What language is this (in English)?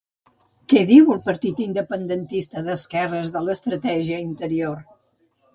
Catalan